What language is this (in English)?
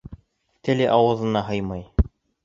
Bashkir